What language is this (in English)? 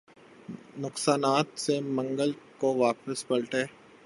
Urdu